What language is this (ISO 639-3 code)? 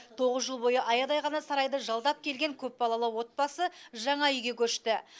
kaz